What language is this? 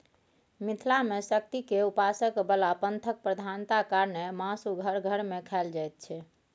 Maithili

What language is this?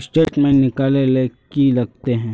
Magahi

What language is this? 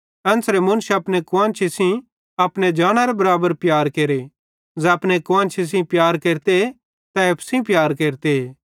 Bhadrawahi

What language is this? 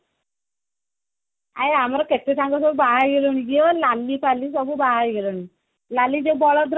Odia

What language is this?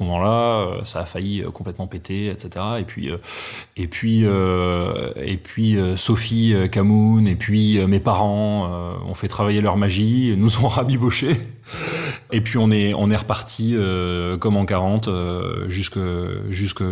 French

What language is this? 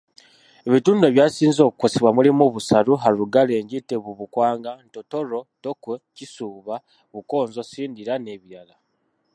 Ganda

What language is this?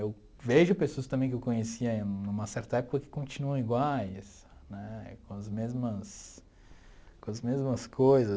Portuguese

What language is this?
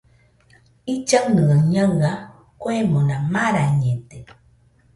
Nüpode Huitoto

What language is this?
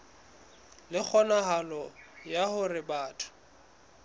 Southern Sotho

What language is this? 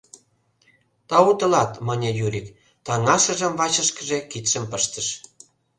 Mari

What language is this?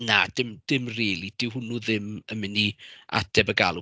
Welsh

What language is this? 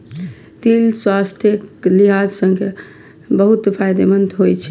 Maithili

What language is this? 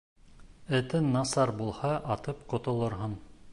Bashkir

